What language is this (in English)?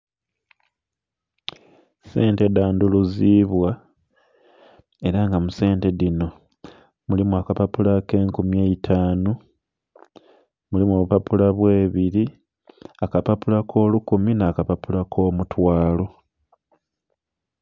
Soga